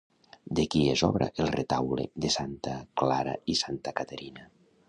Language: Catalan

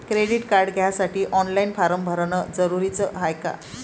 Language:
Marathi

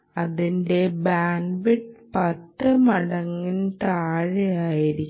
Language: Malayalam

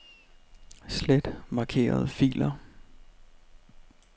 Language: Danish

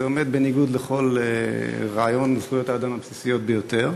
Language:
Hebrew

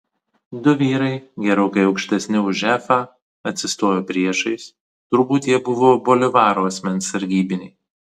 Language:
Lithuanian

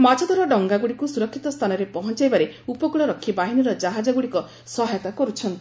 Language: Odia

